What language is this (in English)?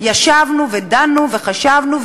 Hebrew